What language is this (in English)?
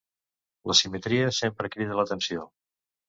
Catalan